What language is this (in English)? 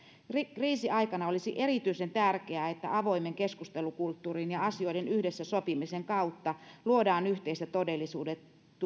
Finnish